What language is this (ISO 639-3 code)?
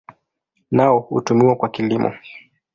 swa